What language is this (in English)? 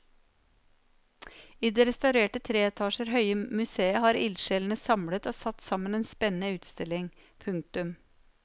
Norwegian